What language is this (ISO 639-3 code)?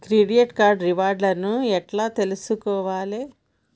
tel